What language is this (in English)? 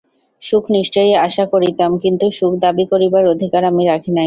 Bangla